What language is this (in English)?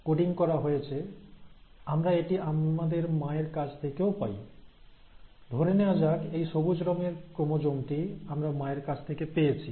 Bangla